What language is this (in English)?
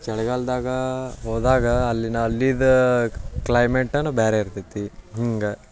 Kannada